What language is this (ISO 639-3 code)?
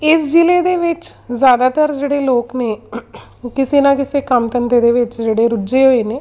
pan